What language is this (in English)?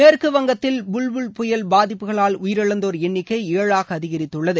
Tamil